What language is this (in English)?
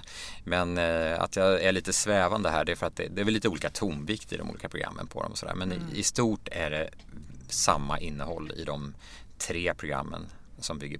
Swedish